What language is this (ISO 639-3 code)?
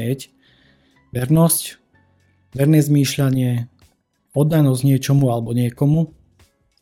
slk